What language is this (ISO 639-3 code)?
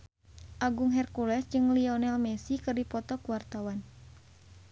sun